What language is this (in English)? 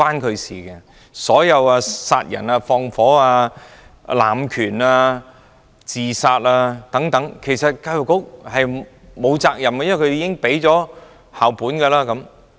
Cantonese